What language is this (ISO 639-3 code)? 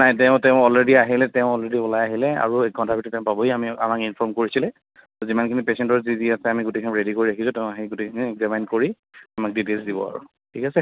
asm